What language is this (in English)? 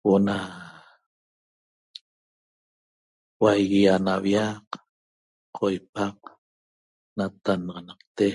Toba